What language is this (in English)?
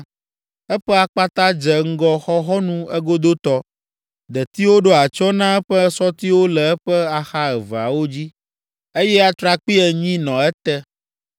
Ewe